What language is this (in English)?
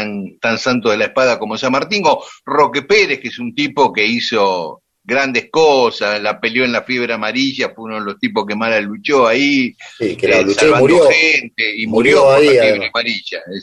Spanish